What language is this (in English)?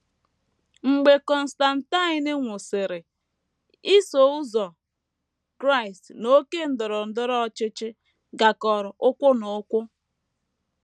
Igbo